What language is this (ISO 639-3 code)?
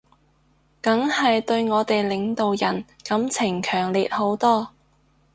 yue